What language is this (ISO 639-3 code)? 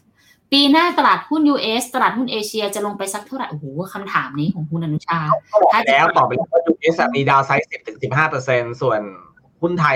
tha